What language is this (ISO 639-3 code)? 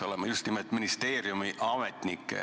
est